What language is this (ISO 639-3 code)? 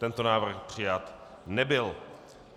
ces